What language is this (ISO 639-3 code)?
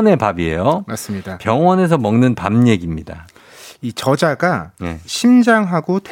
kor